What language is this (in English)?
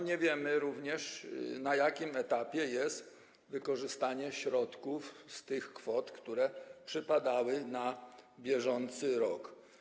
Polish